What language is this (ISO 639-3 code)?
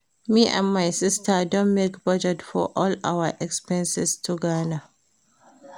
pcm